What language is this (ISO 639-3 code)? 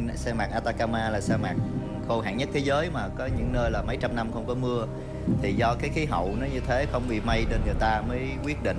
vie